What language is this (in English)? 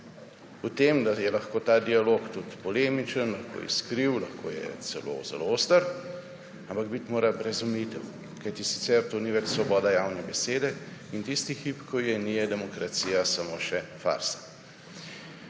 Slovenian